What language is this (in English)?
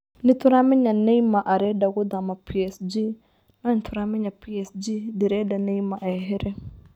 Kikuyu